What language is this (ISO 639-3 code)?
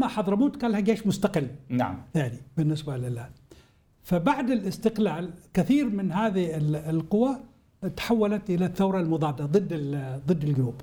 ara